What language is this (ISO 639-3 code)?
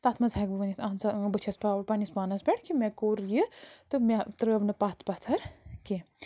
kas